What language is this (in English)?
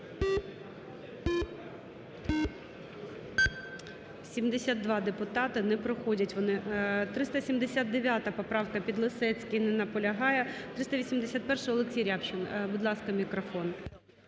Ukrainian